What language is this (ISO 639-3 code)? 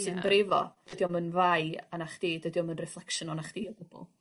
cym